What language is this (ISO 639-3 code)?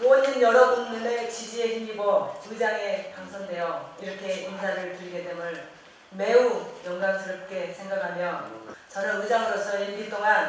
kor